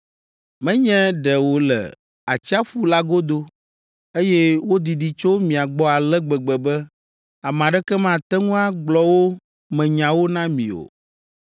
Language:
Ewe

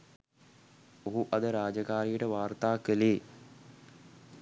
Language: Sinhala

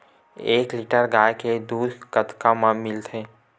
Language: Chhattisgarhi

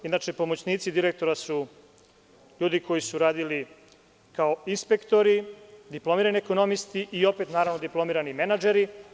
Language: Serbian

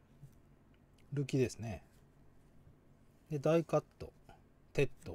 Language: Japanese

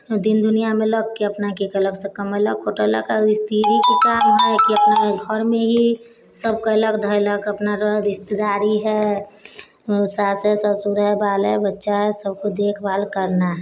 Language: Maithili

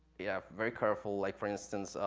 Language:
English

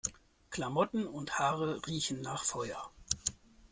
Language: German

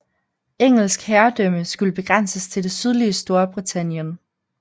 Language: Danish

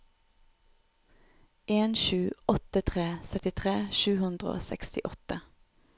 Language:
Norwegian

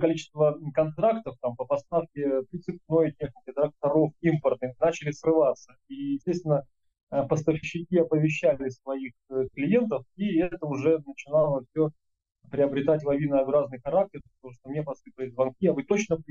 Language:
Russian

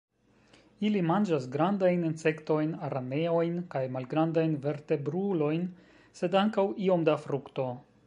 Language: Esperanto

